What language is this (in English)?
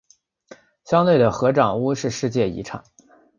Chinese